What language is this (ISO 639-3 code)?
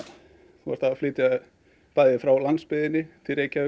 isl